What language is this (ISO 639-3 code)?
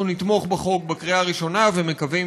heb